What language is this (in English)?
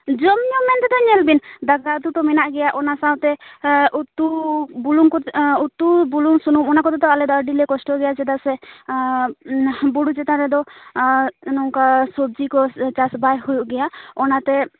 Santali